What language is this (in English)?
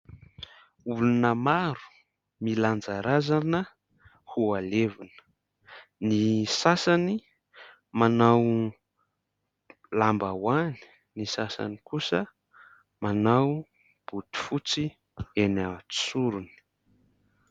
Malagasy